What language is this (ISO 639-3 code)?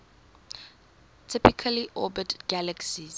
eng